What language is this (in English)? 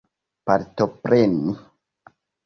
Esperanto